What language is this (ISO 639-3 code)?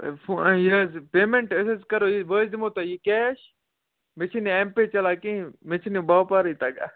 kas